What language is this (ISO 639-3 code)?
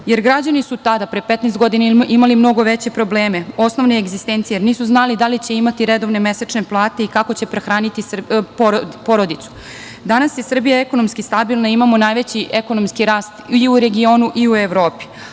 srp